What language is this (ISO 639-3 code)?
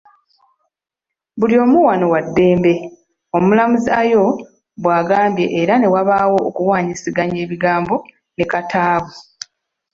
lug